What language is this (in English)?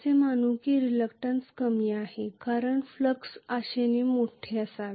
Marathi